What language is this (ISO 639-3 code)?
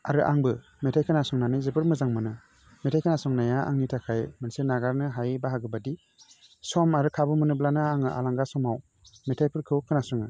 brx